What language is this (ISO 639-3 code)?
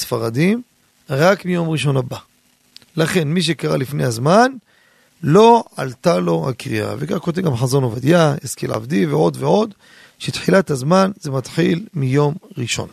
heb